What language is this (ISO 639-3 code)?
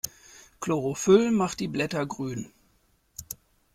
deu